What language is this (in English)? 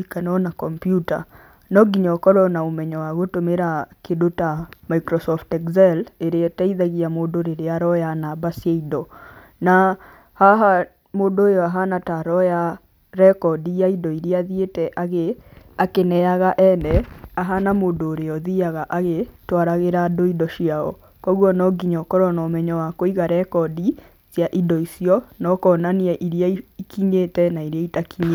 Kikuyu